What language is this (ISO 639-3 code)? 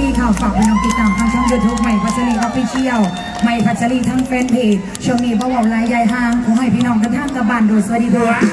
tha